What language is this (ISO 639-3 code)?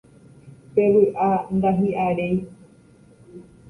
grn